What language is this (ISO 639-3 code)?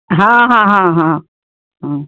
urd